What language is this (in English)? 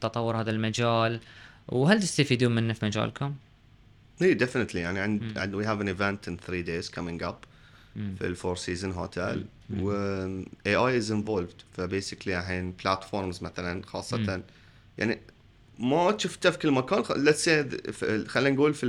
Arabic